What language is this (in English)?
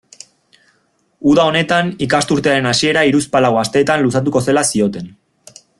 Basque